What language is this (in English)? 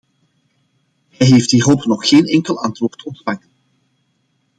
Dutch